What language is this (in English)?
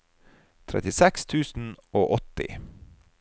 Norwegian